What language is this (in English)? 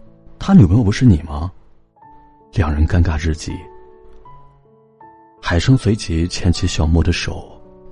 Chinese